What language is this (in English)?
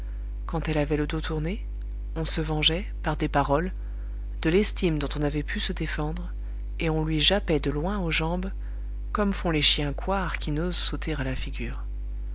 French